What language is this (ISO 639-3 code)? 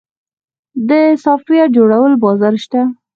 pus